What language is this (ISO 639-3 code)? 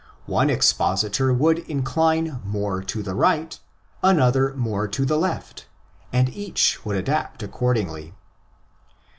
eng